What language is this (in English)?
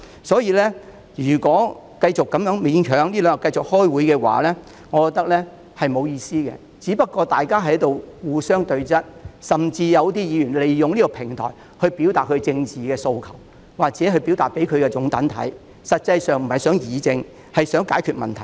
Cantonese